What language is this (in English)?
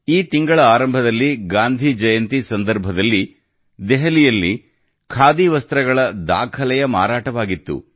Kannada